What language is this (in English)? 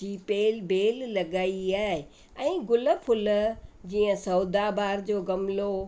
Sindhi